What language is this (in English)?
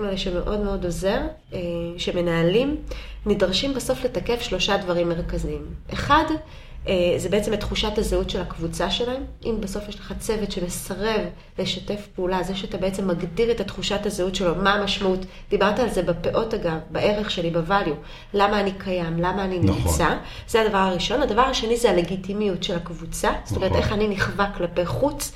Hebrew